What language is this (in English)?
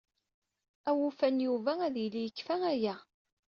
Kabyle